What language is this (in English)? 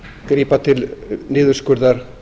Icelandic